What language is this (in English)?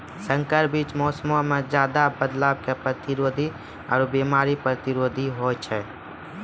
Maithili